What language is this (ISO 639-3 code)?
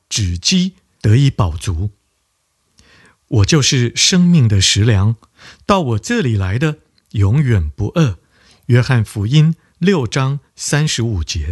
zho